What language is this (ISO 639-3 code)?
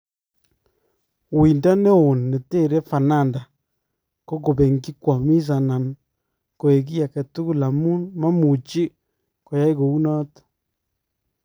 kln